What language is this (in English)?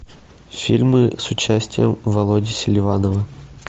Russian